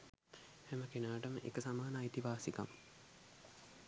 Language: Sinhala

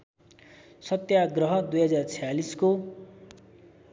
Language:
Nepali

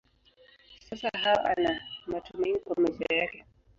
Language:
Swahili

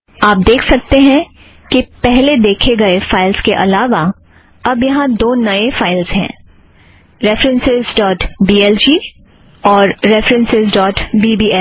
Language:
Hindi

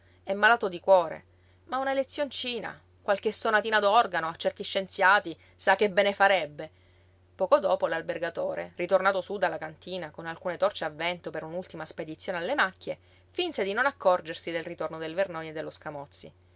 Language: Italian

